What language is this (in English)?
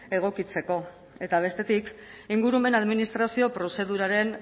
Basque